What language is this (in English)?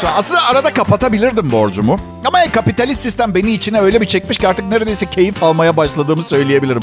Turkish